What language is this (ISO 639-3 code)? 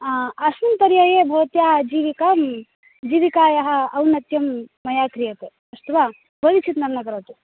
san